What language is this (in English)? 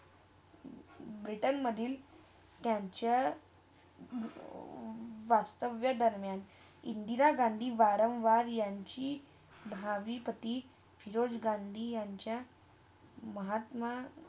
Marathi